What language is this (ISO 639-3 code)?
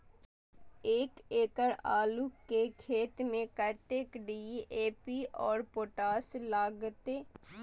mai